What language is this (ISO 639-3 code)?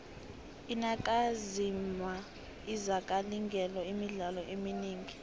nbl